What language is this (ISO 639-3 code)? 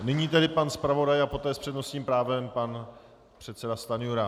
ces